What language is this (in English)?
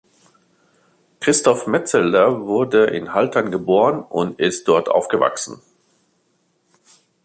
German